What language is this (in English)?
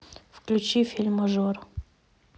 Russian